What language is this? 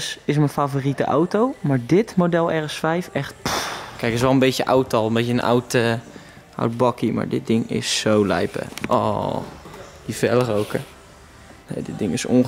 Dutch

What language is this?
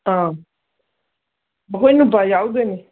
Manipuri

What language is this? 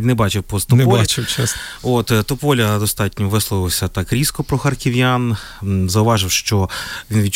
Ukrainian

